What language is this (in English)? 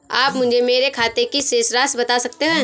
Hindi